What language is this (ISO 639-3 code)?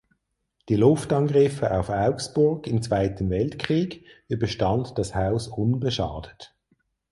deu